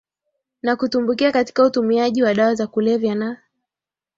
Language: Swahili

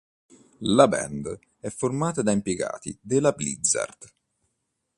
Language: Italian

